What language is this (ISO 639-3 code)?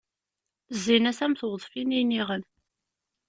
kab